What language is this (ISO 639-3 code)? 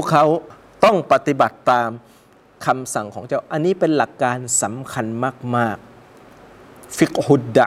tha